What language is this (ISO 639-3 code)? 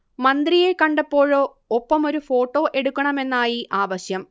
mal